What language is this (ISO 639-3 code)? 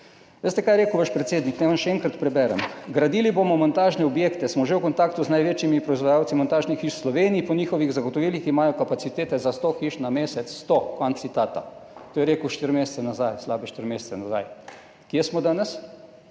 slv